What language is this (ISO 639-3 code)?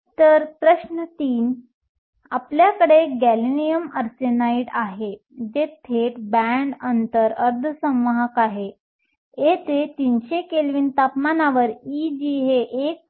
mar